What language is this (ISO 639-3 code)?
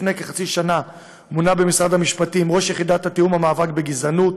heb